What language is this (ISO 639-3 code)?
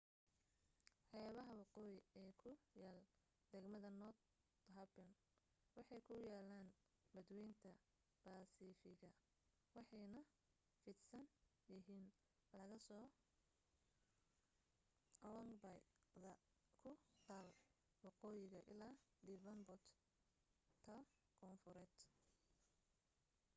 som